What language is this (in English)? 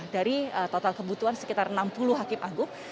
Indonesian